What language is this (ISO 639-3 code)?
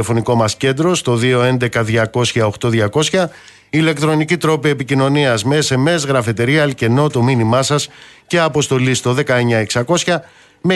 ell